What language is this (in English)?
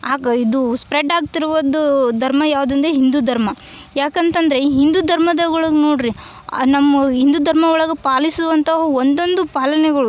Kannada